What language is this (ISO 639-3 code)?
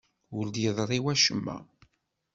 kab